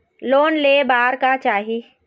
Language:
Chhattisgarhi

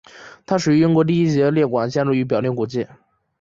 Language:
Chinese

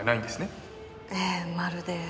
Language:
Japanese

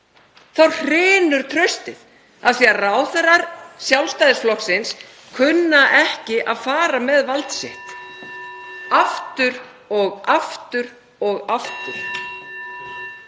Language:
Icelandic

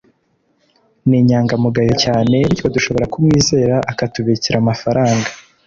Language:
Kinyarwanda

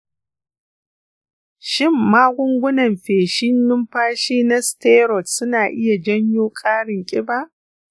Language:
Hausa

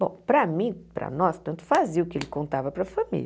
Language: Portuguese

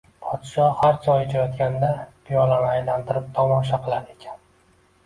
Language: Uzbek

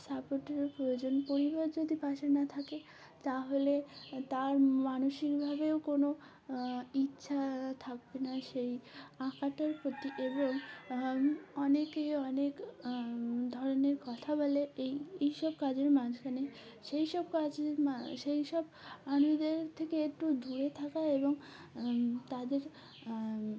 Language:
Bangla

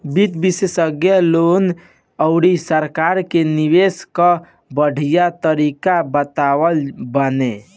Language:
Bhojpuri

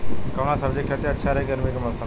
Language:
Bhojpuri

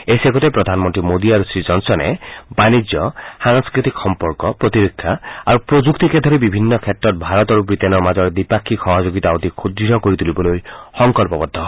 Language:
Assamese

